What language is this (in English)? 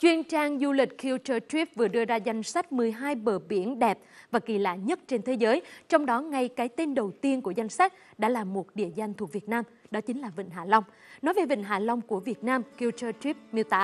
Vietnamese